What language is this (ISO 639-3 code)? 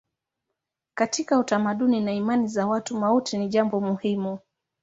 swa